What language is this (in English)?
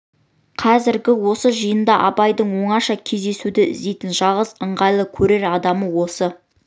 Kazakh